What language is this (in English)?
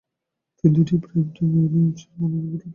Bangla